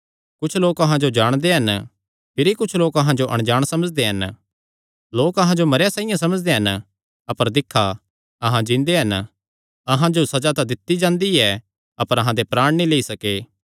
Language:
Kangri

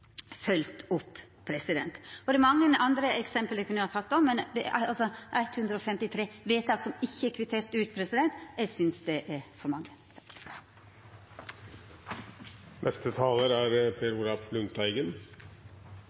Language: Norwegian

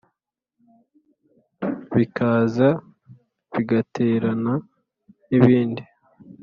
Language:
Kinyarwanda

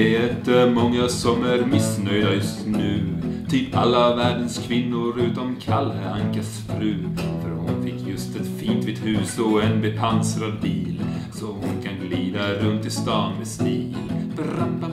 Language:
Swedish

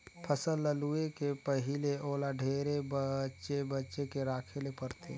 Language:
Chhattisgarhi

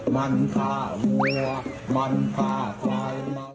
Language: Thai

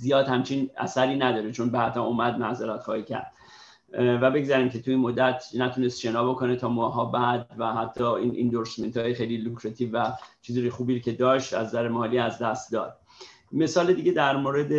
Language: Persian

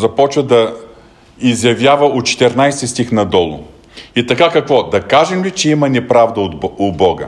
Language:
Bulgarian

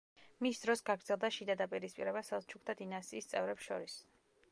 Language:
Georgian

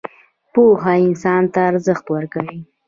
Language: Pashto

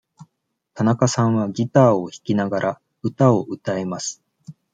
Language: Japanese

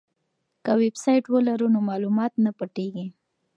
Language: Pashto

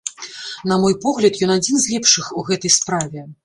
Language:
Belarusian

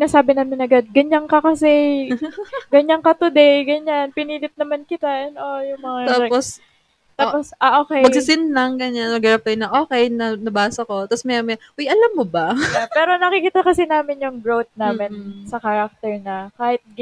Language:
Filipino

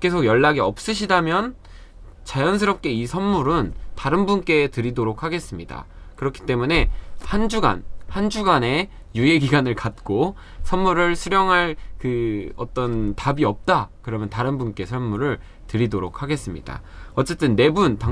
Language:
Korean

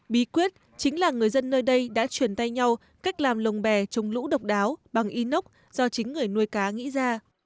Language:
Vietnamese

